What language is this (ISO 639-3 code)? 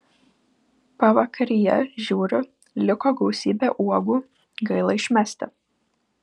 lit